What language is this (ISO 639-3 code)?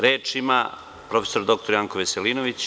srp